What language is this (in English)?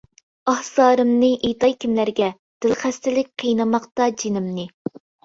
Uyghur